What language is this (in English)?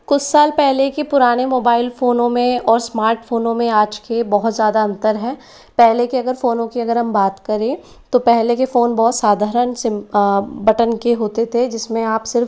Hindi